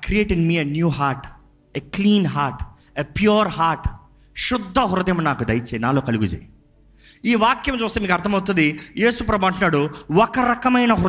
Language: Telugu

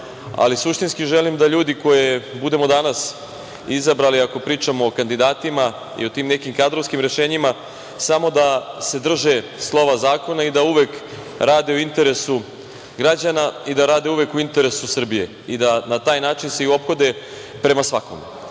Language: Serbian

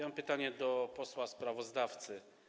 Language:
Polish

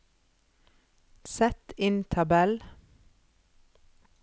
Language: Norwegian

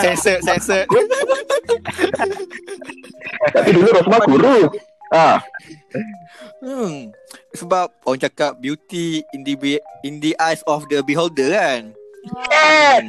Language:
Malay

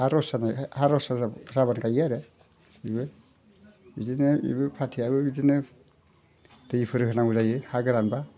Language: Bodo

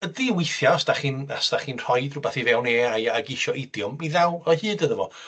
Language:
Welsh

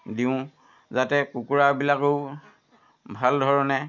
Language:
Assamese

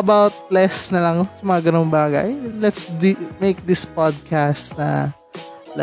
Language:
Filipino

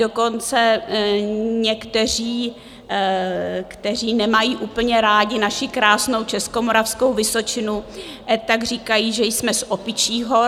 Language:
Czech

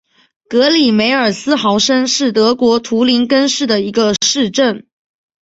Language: Chinese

